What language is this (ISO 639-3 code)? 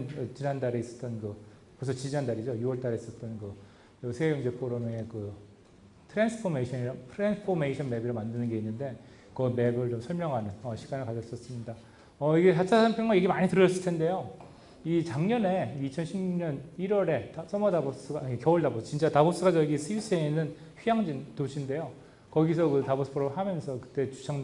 kor